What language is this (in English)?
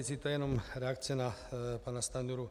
Czech